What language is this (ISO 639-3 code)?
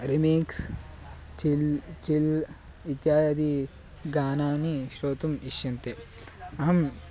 san